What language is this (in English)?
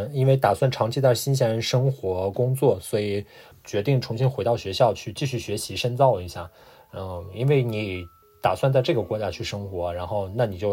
Chinese